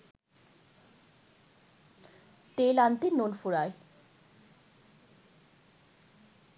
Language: Bangla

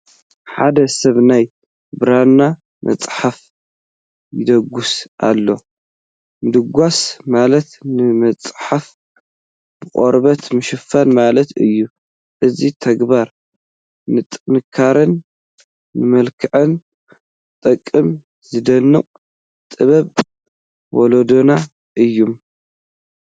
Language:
Tigrinya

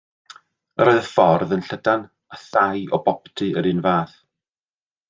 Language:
Welsh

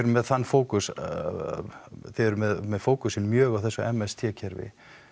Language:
Icelandic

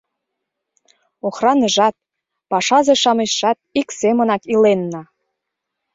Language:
Mari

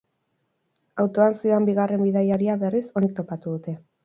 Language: Basque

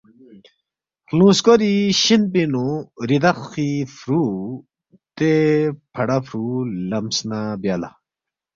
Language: Balti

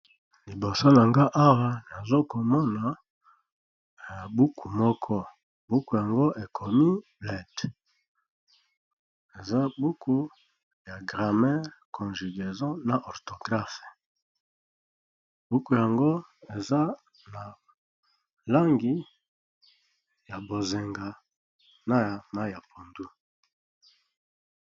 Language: Lingala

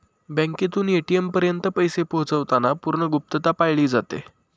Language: Marathi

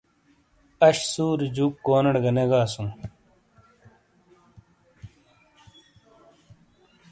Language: Shina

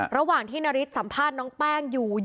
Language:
Thai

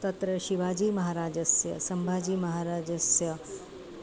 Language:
Sanskrit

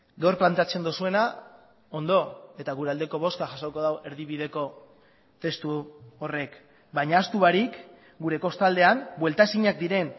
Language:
Basque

